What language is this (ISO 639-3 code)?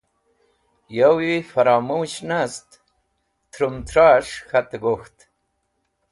wbl